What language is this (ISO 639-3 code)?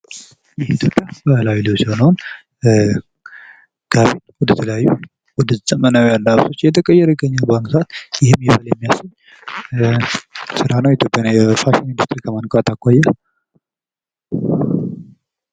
amh